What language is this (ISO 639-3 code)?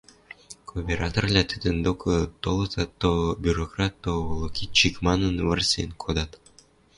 mrj